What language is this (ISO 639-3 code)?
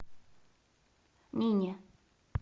rus